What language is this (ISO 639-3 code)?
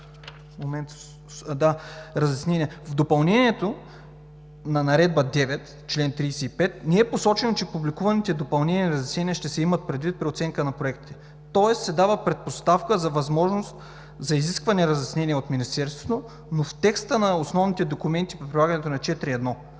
bul